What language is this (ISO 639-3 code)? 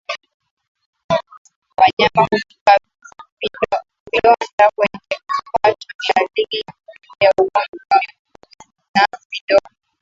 swa